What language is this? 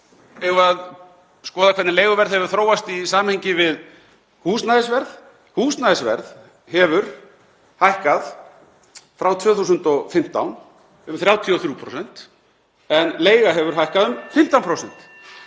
Icelandic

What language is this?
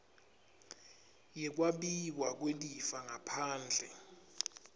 Swati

